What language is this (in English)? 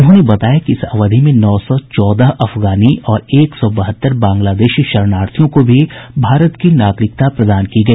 Hindi